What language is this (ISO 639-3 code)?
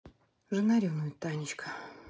rus